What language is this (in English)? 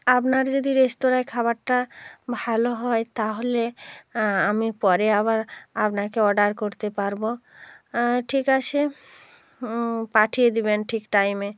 Bangla